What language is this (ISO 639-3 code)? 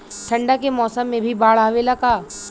bho